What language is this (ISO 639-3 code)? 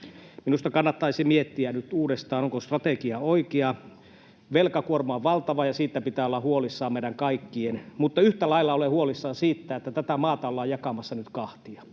fin